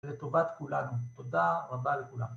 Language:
Hebrew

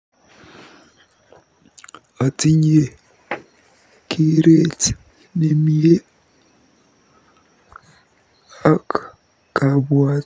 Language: Kalenjin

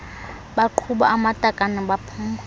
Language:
Xhosa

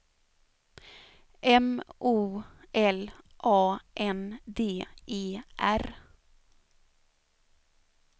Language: Swedish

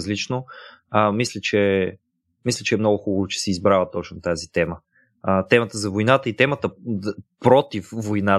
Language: Bulgarian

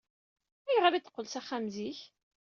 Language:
Kabyle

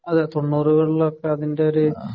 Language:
Malayalam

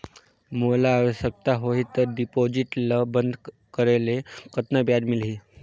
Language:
Chhattisgarhi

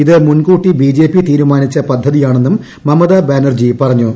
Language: Malayalam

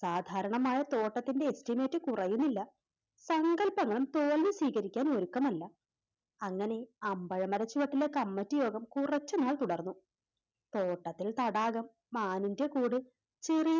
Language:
Malayalam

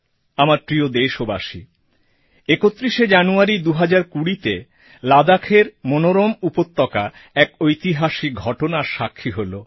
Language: Bangla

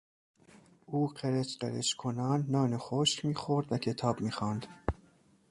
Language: Persian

